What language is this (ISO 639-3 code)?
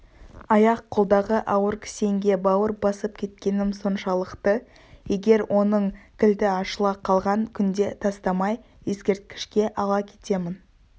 kaz